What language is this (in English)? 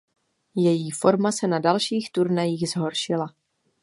Czech